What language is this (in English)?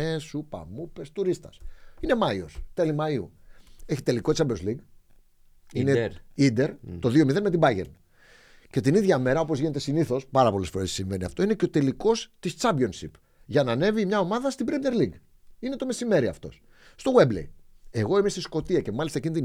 Greek